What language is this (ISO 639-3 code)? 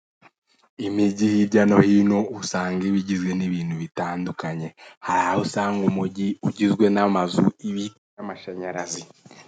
kin